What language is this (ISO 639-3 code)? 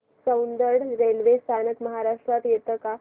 mar